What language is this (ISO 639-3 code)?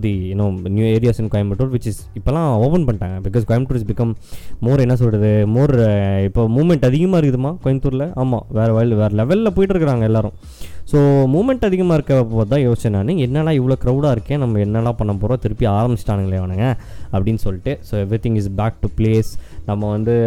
tam